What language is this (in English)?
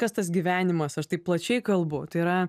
Lithuanian